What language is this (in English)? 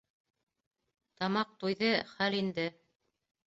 Bashkir